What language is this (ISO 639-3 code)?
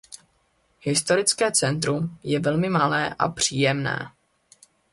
ces